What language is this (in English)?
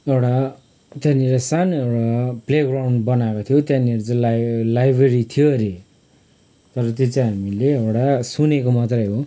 Nepali